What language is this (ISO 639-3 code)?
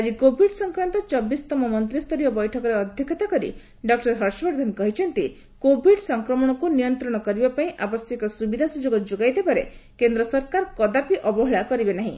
ori